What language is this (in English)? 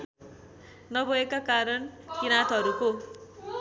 Nepali